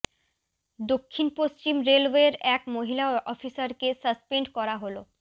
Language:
Bangla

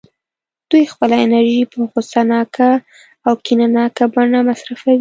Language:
Pashto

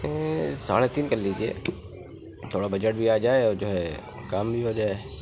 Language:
Urdu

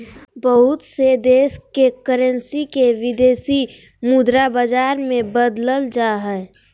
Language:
Magahi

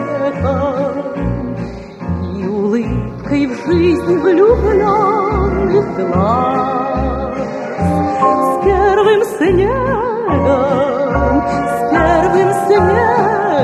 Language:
Russian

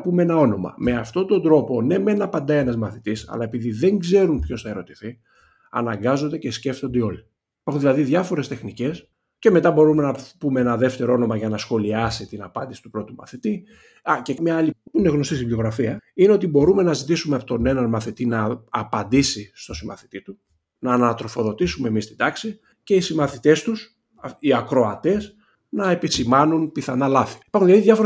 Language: Greek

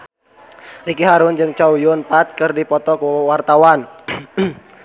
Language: Sundanese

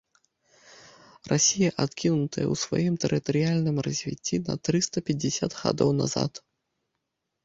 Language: Belarusian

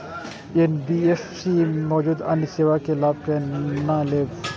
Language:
Maithili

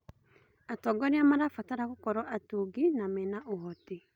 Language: Kikuyu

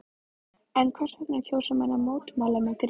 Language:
Icelandic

